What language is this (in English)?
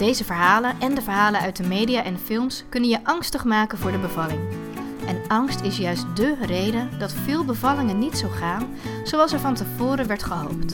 Dutch